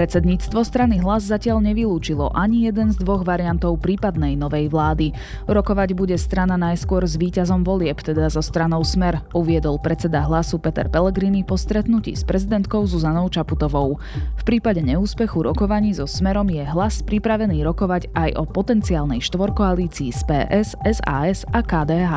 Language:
Slovak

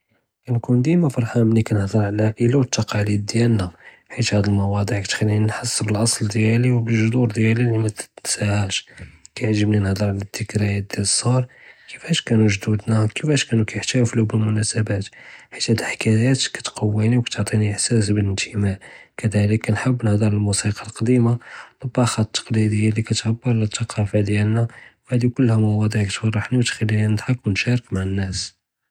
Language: Judeo-Arabic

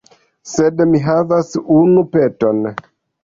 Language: Esperanto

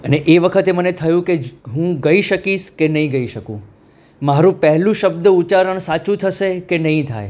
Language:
Gujarati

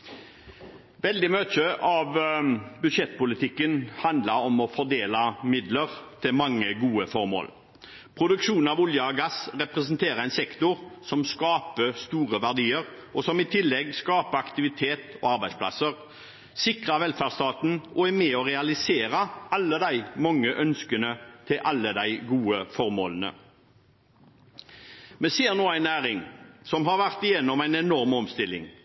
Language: Norwegian Bokmål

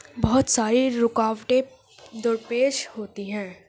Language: Urdu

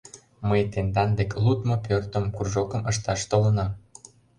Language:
Mari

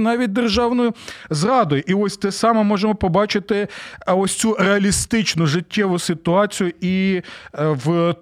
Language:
Ukrainian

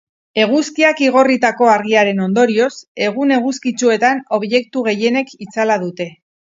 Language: Basque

